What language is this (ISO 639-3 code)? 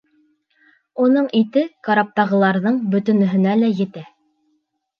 bak